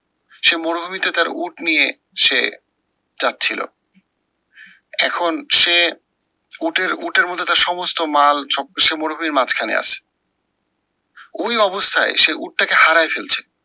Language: Bangla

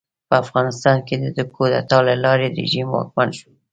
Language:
Pashto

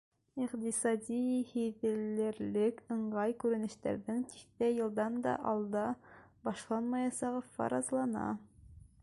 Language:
Bashkir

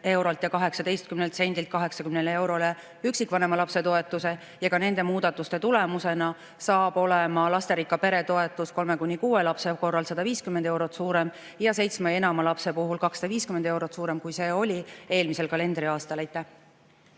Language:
Estonian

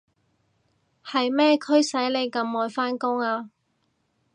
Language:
Cantonese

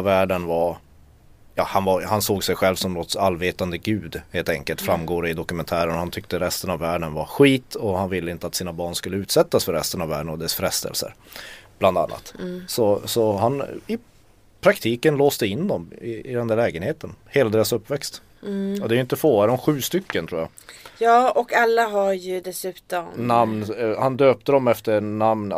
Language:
Swedish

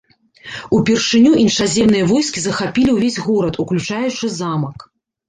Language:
Belarusian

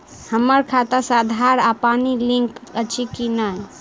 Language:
Maithili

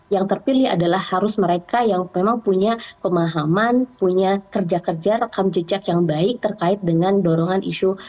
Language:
Indonesian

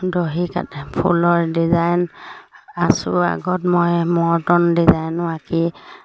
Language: Assamese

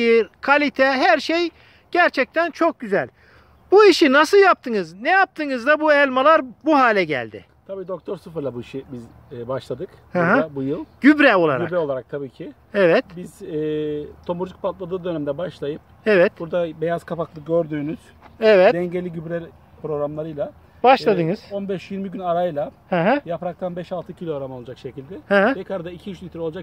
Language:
Turkish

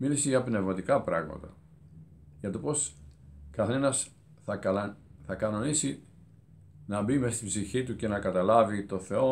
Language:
Greek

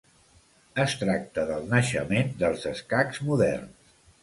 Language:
Catalan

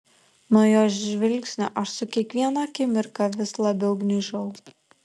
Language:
Lithuanian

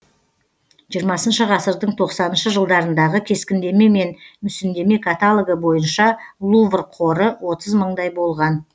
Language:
Kazakh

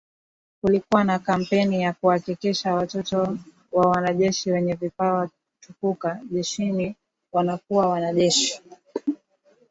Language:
Swahili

